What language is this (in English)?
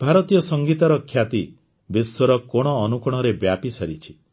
Odia